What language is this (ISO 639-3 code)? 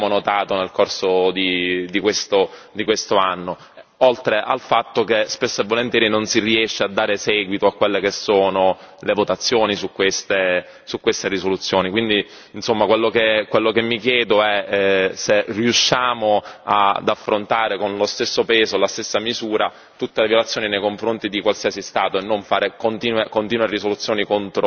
ita